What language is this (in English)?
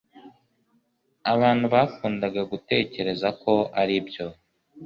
Kinyarwanda